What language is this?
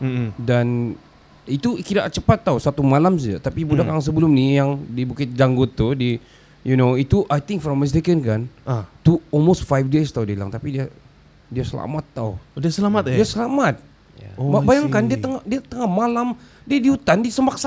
Malay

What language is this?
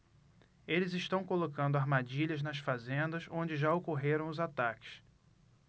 Portuguese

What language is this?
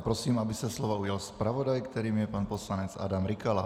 Czech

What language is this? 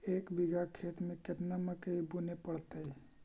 Magahi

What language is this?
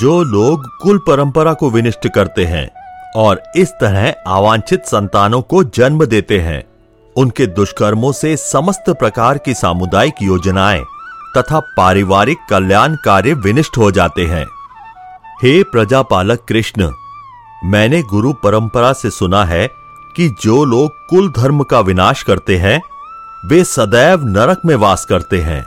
Hindi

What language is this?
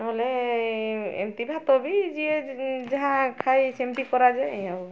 Odia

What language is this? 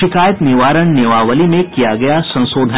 Hindi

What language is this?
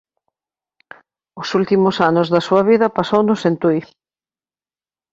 Galician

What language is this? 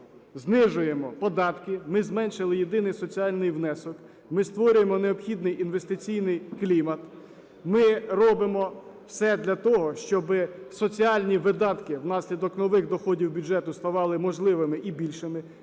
Ukrainian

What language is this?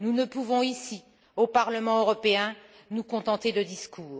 French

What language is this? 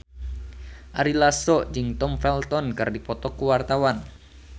Sundanese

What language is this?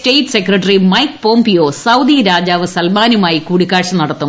Malayalam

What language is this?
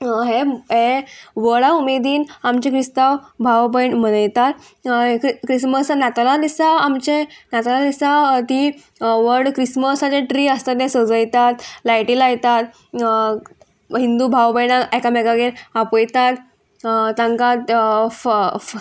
Konkani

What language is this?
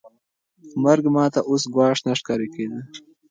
Pashto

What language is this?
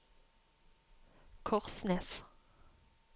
Norwegian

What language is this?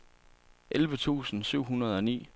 Danish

